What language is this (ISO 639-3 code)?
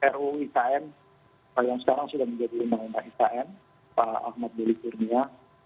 ind